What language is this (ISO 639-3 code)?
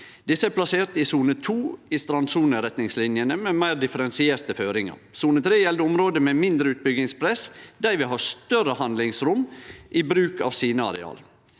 nor